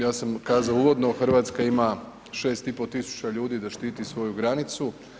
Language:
Croatian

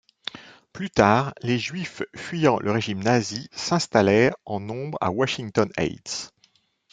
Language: French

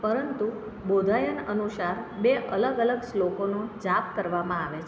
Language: Gujarati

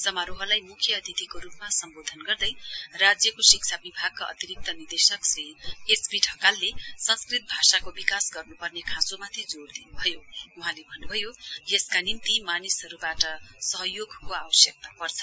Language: Nepali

